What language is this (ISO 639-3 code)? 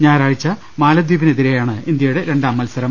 mal